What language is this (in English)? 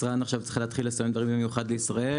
Hebrew